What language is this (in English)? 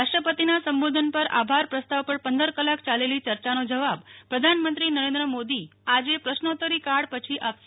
Gujarati